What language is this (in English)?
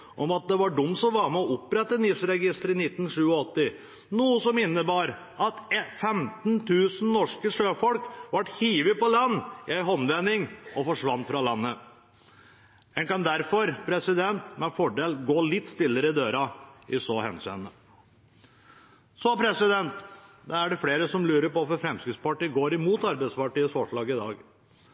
Norwegian Bokmål